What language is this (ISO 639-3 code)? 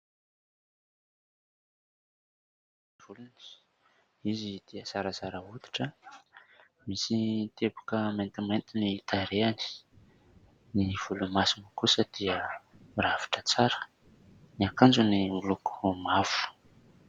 mlg